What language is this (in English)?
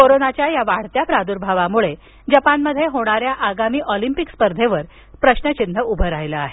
Marathi